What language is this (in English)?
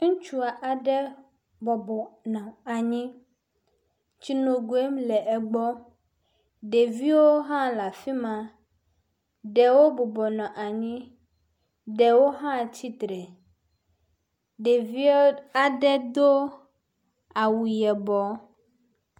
Ewe